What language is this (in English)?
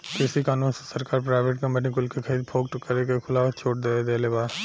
Bhojpuri